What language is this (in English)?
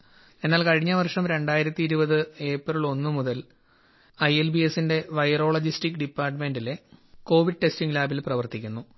Malayalam